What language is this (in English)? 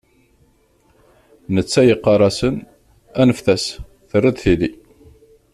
Kabyle